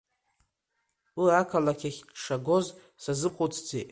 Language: Abkhazian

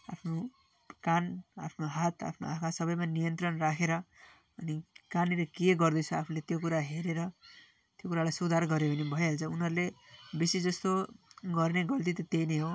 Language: Nepali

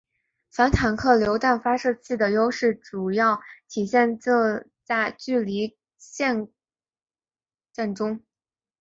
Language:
Chinese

